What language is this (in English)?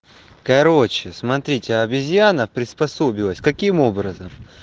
Russian